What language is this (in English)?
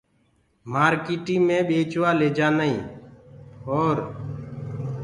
Gurgula